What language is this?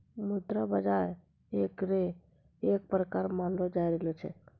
Maithili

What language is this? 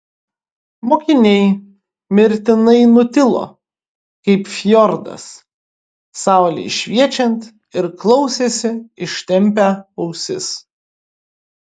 Lithuanian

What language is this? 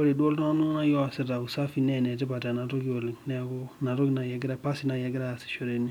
Masai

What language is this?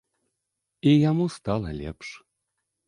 Belarusian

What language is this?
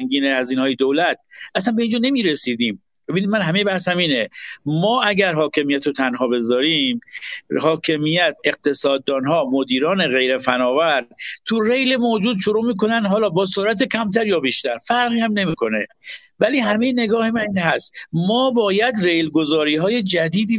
Persian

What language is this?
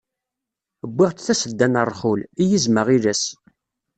Kabyle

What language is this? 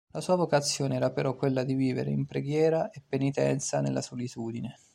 Italian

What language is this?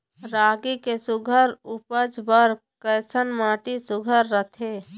Chhattisgarhi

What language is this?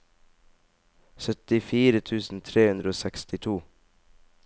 Norwegian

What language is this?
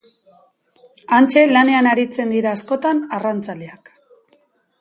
Basque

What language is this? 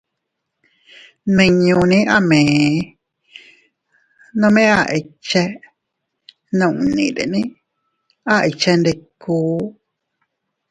Teutila Cuicatec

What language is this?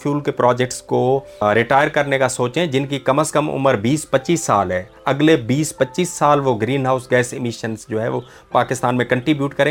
Urdu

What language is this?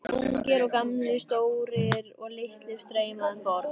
Icelandic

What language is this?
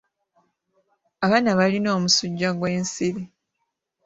Ganda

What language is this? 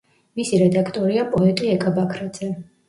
Georgian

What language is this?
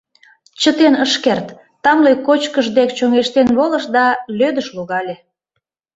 Mari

